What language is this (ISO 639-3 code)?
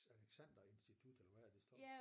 dan